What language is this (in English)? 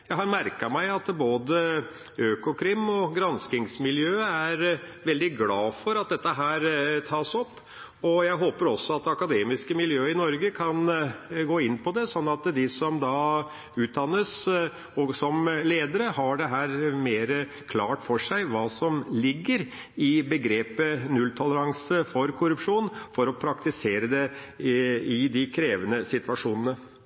Norwegian Bokmål